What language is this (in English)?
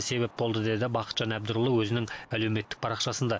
Kazakh